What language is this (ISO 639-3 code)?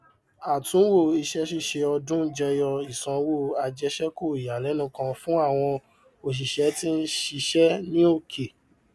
yor